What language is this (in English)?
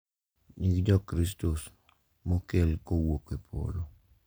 Luo (Kenya and Tanzania)